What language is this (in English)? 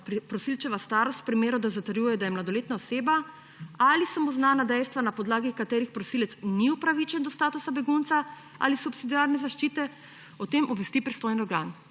Slovenian